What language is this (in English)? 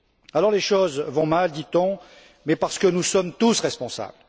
French